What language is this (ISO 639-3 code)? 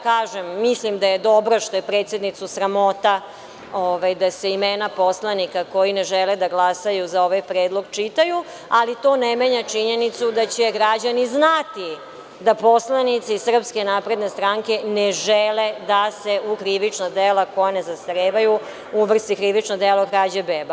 srp